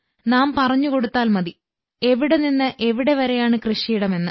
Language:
Malayalam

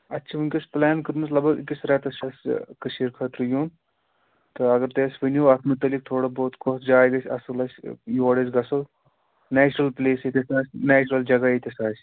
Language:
Kashmiri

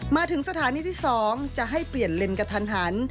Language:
Thai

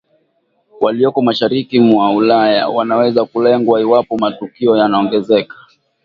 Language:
Swahili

